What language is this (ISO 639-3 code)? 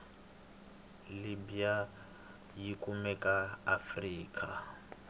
tso